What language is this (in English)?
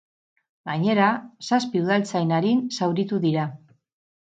Basque